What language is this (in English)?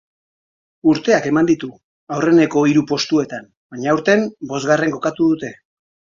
Basque